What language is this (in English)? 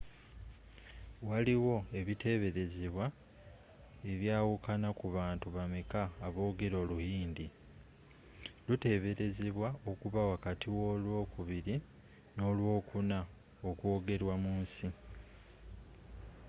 Ganda